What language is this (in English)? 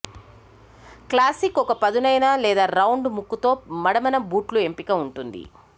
Telugu